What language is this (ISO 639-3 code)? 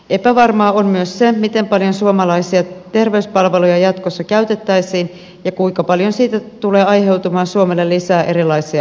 fin